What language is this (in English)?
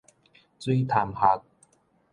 Min Nan Chinese